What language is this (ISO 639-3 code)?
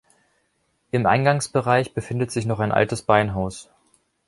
deu